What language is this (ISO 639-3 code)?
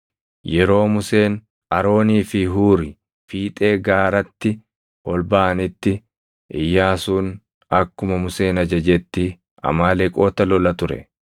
orm